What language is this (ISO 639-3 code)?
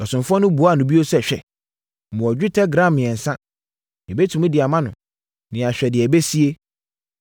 aka